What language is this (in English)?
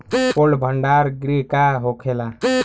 Bhojpuri